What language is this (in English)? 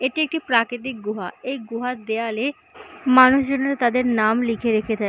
Bangla